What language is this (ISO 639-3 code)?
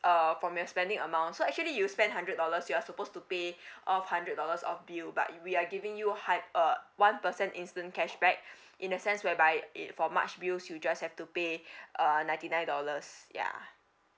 eng